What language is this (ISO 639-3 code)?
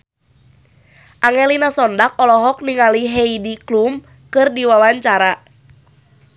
sun